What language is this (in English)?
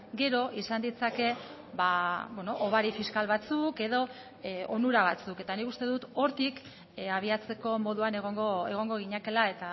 Basque